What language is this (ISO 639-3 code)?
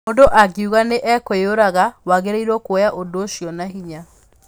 kik